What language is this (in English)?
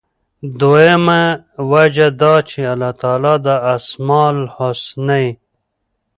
Pashto